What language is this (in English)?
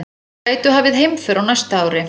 Icelandic